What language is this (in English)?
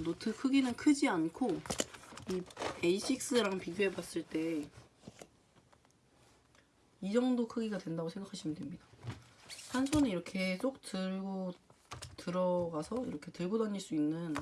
Korean